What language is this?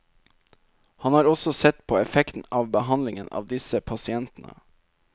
Norwegian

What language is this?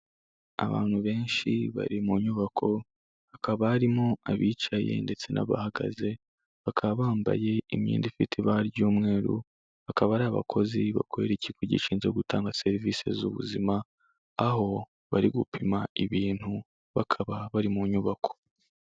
Kinyarwanda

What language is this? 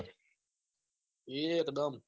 Gujarati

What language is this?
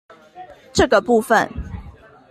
Chinese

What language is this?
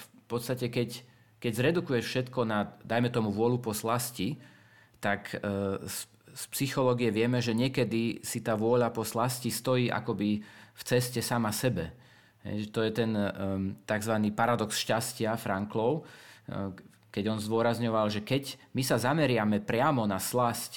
Slovak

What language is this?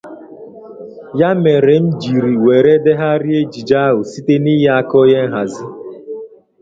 Igbo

